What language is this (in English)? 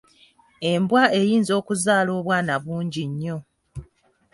Ganda